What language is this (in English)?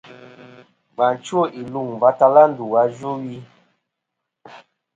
Kom